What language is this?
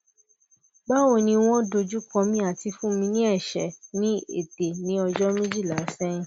Yoruba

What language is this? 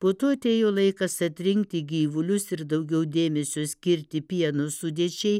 Lithuanian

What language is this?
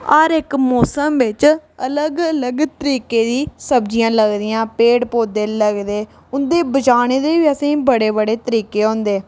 Dogri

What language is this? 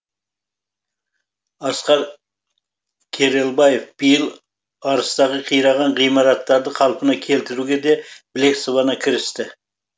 Kazakh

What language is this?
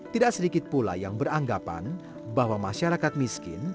Indonesian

